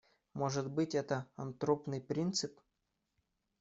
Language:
Russian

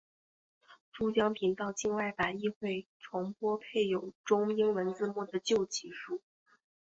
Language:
Chinese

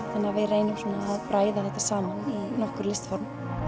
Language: Icelandic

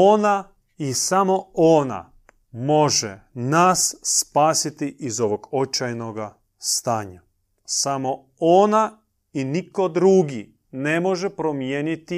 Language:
Croatian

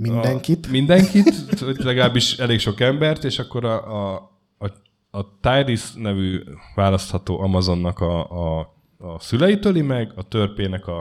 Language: Hungarian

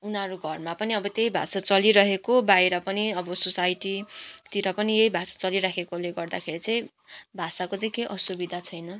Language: Nepali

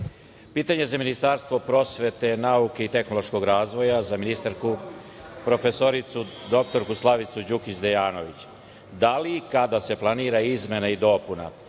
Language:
Serbian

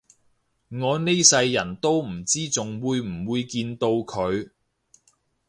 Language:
Cantonese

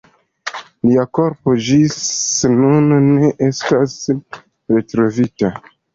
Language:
Esperanto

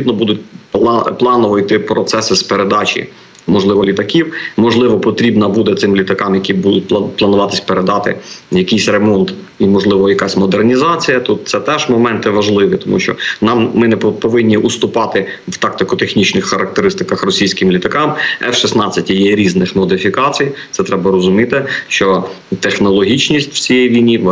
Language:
Ukrainian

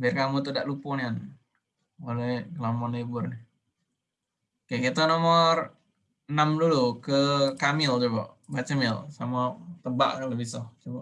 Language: Indonesian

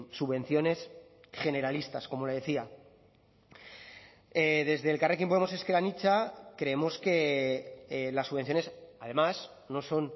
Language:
Spanish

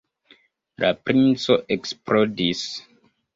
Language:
Esperanto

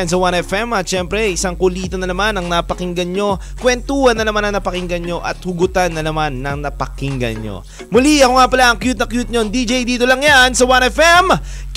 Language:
Filipino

